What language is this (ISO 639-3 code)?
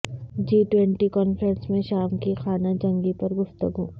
urd